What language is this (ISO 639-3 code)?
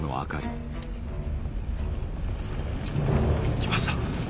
jpn